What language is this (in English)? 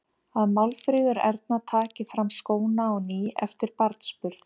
Icelandic